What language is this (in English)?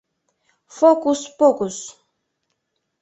Mari